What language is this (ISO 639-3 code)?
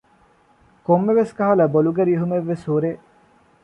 div